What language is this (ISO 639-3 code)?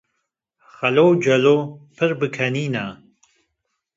kur